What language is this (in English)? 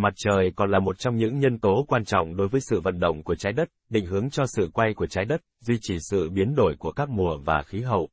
Vietnamese